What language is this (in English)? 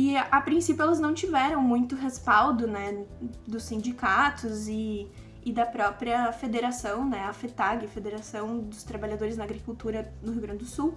Portuguese